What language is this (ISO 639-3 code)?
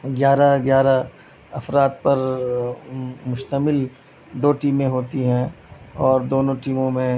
urd